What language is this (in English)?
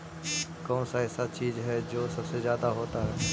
Magahi